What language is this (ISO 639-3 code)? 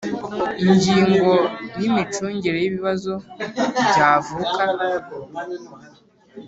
kin